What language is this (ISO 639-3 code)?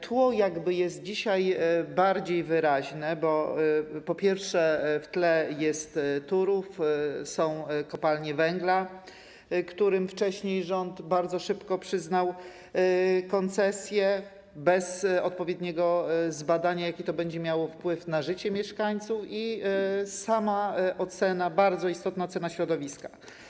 pol